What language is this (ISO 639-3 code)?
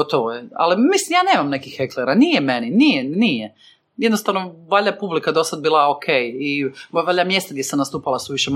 hrv